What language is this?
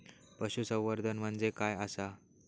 Marathi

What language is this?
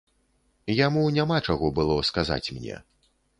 Belarusian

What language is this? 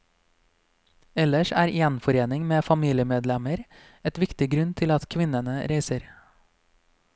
Norwegian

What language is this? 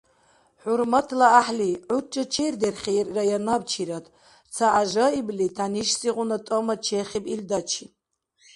Dargwa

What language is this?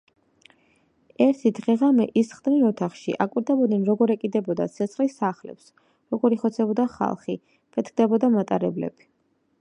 Georgian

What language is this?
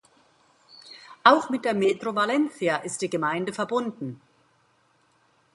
German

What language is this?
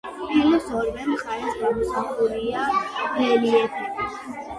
Georgian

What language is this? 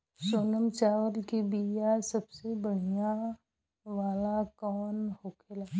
Bhojpuri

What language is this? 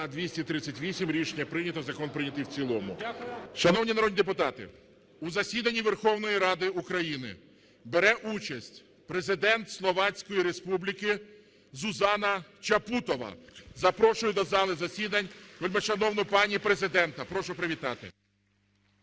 Ukrainian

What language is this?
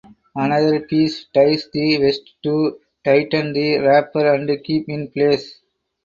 English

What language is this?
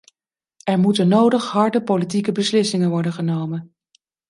Dutch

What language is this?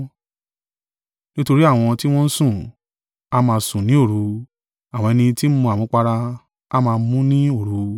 Yoruba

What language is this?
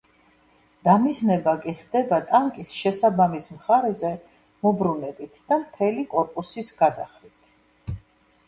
Georgian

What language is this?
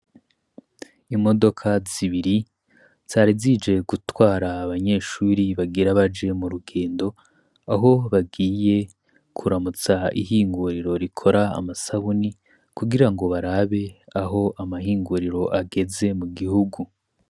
Rundi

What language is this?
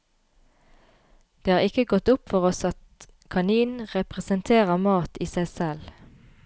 Norwegian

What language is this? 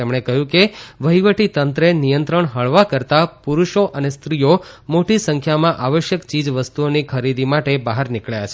Gujarati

